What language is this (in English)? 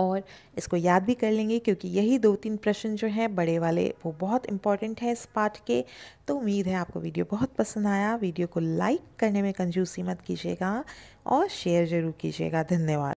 Hindi